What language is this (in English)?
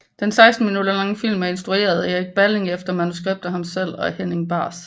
Danish